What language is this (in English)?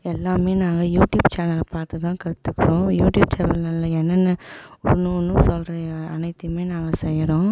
Tamil